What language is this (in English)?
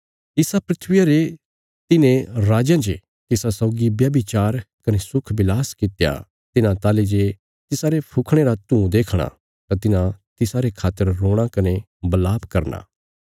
Bilaspuri